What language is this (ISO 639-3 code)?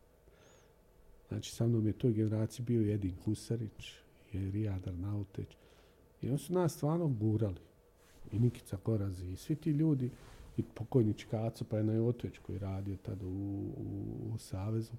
hrv